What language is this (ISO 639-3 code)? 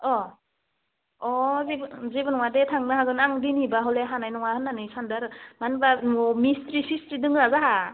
brx